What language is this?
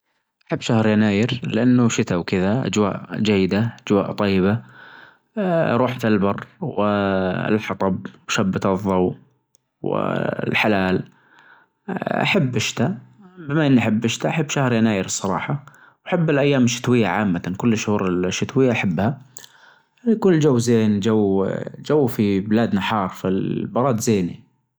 Najdi Arabic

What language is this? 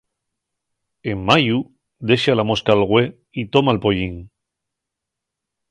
Asturian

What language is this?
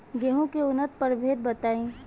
Bhojpuri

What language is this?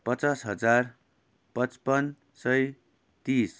Nepali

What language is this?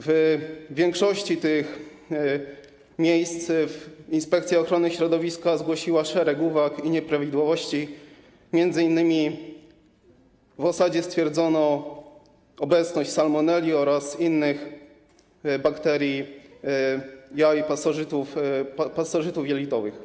Polish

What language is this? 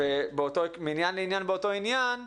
Hebrew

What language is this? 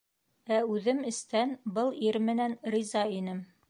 Bashkir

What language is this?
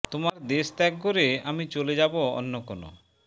Bangla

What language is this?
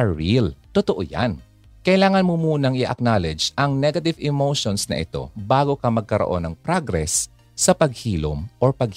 Filipino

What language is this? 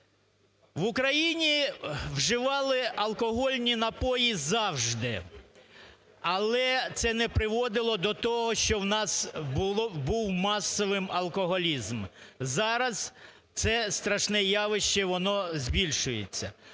Ukrainian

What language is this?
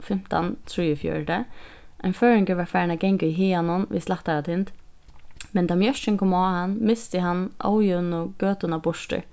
Faroese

